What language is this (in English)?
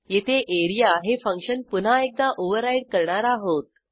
Marathi